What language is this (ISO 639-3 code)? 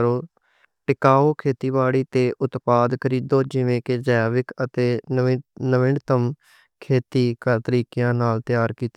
lah